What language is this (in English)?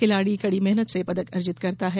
Hindi